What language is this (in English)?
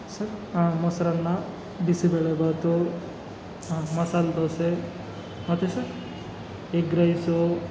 Kannada